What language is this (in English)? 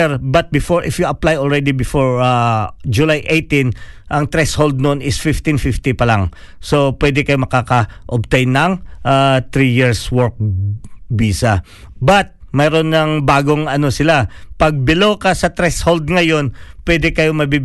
Filipino